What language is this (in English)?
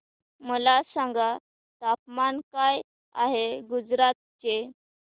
Marathi